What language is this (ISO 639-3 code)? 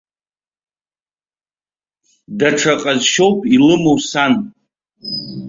abk